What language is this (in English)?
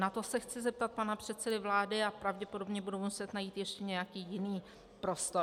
Czech